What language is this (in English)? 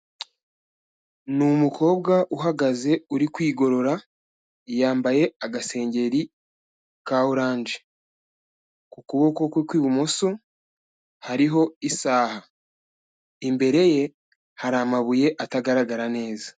Kinyarwanda